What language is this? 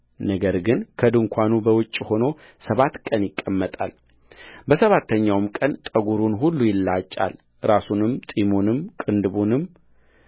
Amharic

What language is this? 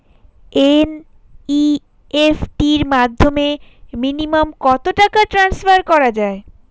Bangla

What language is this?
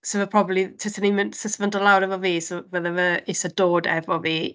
Welsh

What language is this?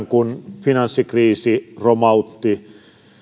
Finnish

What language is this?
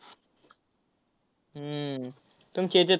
Marathi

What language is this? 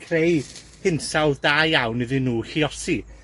Welsh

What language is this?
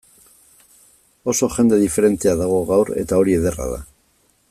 Basque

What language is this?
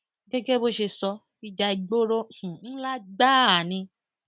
Yoruba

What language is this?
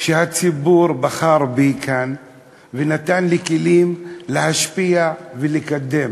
Hebrew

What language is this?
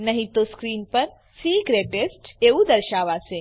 Gujarati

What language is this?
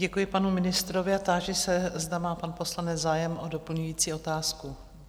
Czech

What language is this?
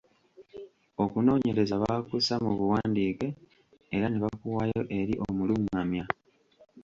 Ganda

